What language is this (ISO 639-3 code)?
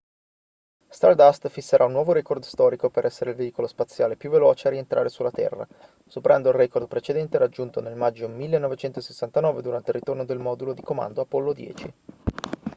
ita